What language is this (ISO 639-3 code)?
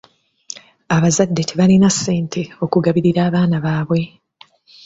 lug